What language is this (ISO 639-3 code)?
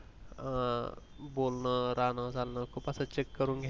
mar